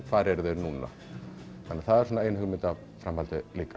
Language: Icelandic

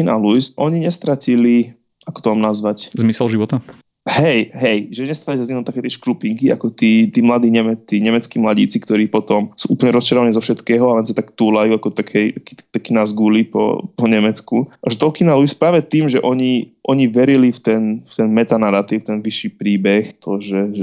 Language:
Slovak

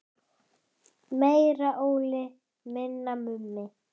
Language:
Icelandic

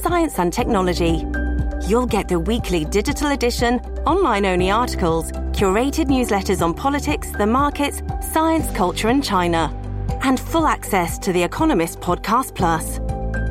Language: English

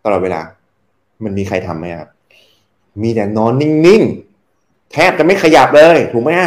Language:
Thai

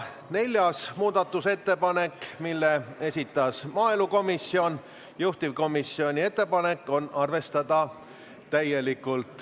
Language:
Estonian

